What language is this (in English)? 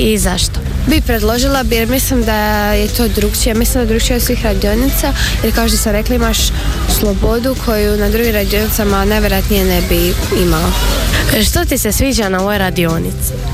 Croatian